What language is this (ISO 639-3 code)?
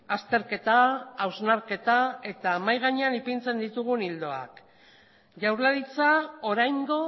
eus